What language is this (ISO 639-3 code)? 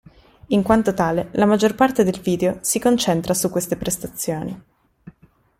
ita